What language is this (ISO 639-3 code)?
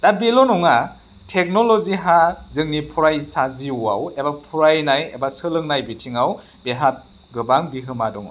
brx